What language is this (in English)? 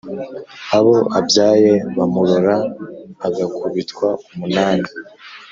Kinyarwanda